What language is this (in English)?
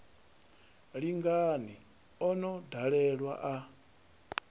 Venda